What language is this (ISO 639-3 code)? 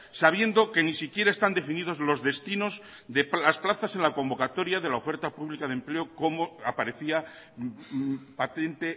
spa